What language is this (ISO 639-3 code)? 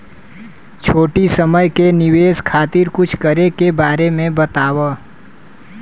bho